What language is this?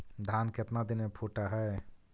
Magahi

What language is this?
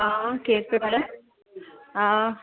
Sindhi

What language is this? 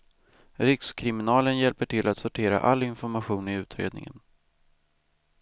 Swedish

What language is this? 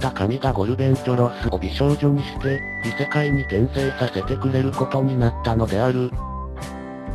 Japanese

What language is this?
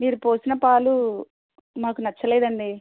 Telugu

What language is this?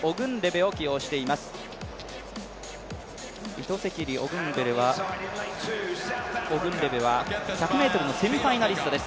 Japanese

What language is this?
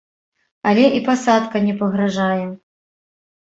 Belarusian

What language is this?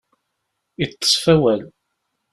Kabyle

